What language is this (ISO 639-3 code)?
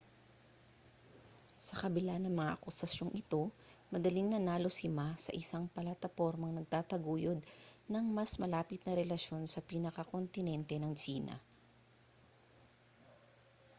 fil